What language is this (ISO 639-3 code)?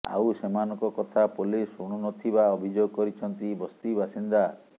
ori